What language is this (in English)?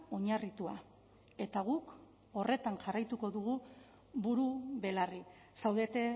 Basque